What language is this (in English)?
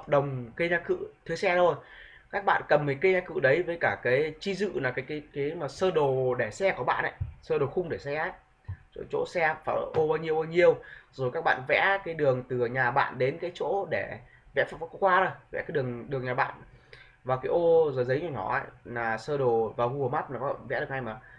Vietnamese